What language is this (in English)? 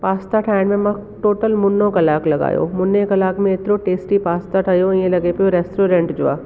Sindhi